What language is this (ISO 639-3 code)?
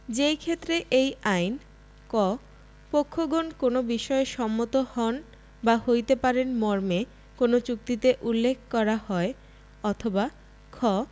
ben